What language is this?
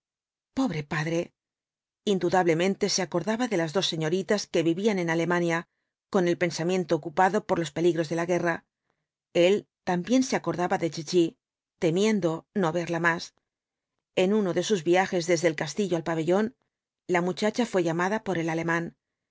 Spanish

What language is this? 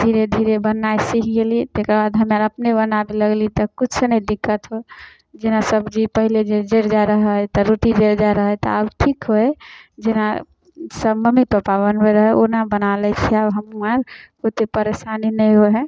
Maithili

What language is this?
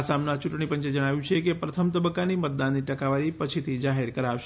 Gujarati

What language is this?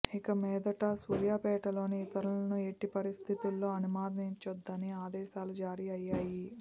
Telugu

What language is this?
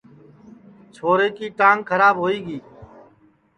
Sansi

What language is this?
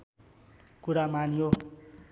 Nepali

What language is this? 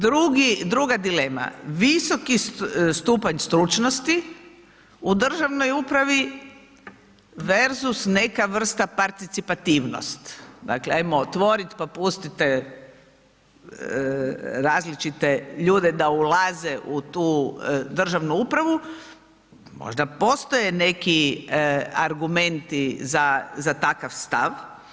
Croatian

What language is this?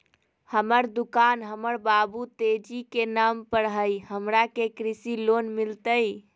Magahi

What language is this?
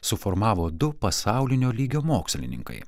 Lithuanian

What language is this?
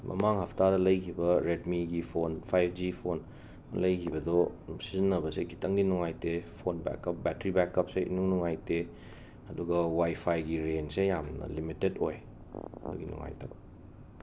Manipuri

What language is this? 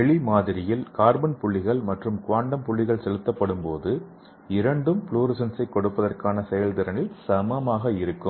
Tamil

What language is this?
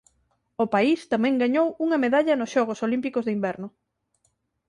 Galician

